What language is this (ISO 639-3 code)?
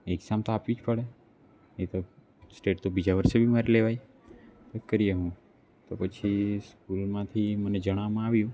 guj